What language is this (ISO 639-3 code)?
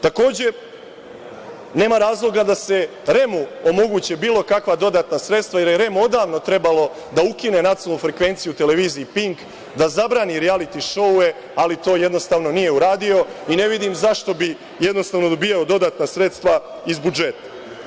srp